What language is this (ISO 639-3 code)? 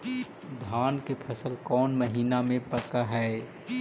mag